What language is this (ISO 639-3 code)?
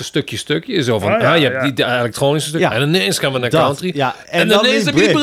nld